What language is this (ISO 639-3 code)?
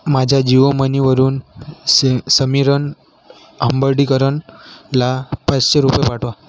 mar